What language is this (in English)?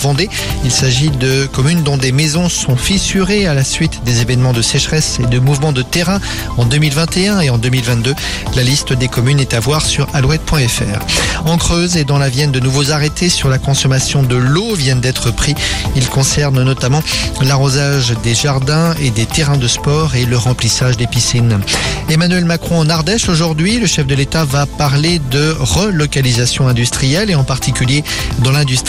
French